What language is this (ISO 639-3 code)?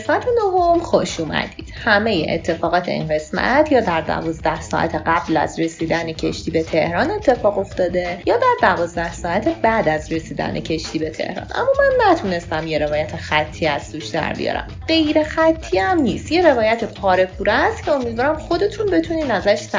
fas